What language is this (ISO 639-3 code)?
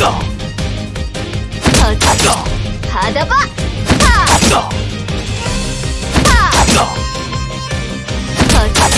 kor